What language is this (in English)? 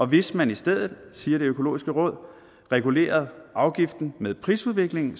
Danish